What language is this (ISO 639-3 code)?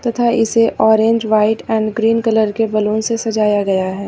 hin